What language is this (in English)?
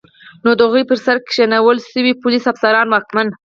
Pashto